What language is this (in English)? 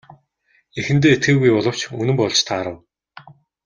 Mongolian